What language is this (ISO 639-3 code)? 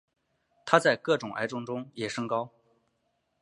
zho